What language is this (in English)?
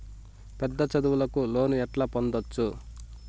Telugu